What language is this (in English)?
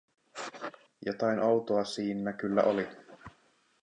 Finnish